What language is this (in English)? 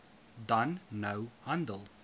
Afrikaans